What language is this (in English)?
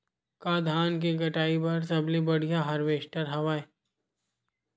Chhattisgarhi